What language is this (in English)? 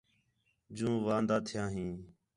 Khetrani